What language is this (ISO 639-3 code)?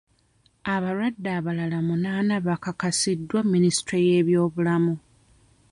lug